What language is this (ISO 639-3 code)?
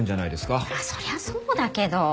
jpn